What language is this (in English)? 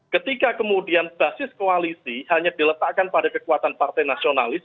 Indonesian